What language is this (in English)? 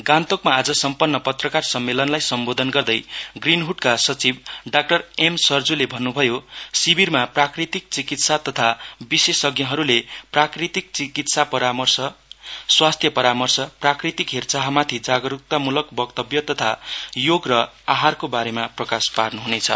Nepali